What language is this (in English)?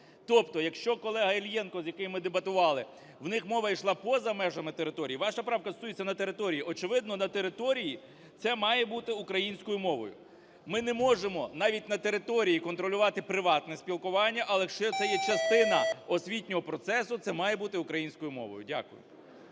Ukrainian